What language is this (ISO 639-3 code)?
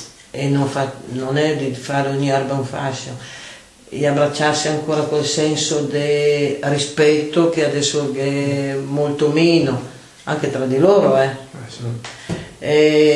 ita